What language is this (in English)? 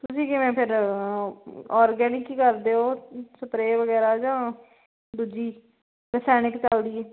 Punjabi